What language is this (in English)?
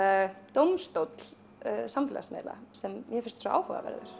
Icelandic